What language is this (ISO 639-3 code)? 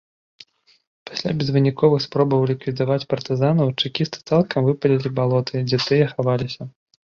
bel